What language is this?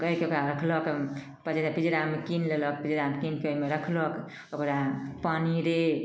Maithili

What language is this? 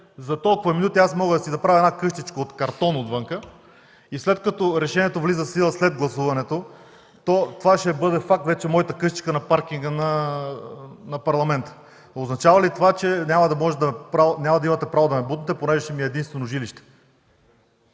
Bulgarian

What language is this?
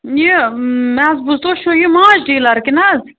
Kashmiri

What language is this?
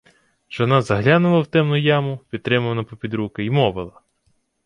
Ukrainian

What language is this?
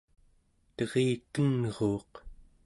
Central Yupik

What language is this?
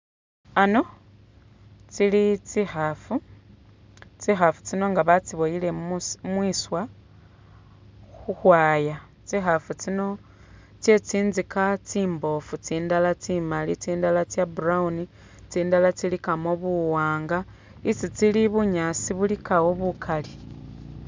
Masaaba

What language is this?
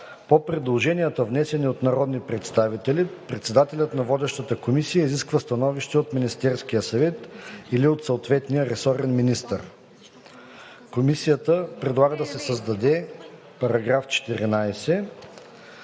Bulgarian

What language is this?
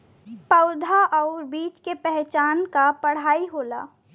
Bhojpuri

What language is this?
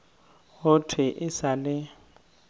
Northern Sotho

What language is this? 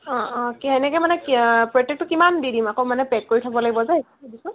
Assamese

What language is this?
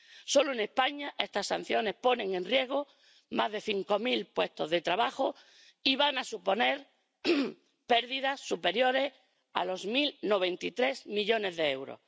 Spanish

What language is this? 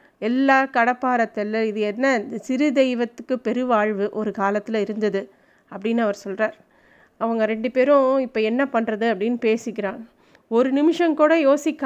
Tamil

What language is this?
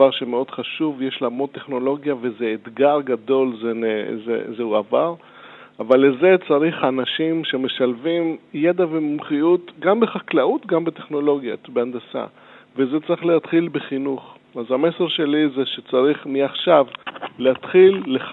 Hebrew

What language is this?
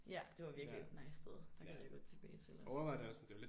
Danish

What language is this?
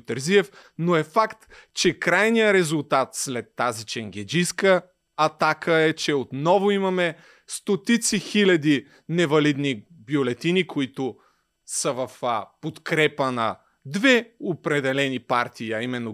Bulgarian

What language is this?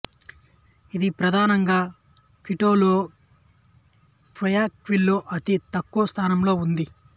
Telugu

